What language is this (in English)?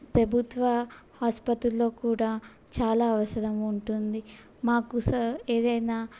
Telugu